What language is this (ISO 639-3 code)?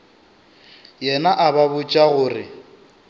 nso